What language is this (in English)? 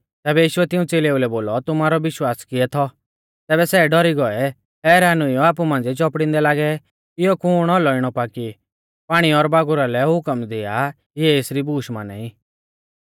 Mahasu Pahari